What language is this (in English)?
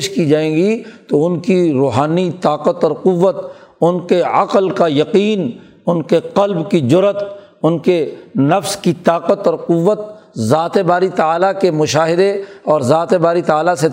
Urdu